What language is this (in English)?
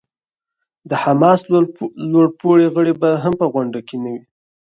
Pashto